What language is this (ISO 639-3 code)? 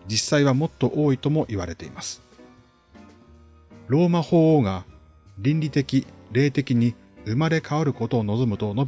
jpn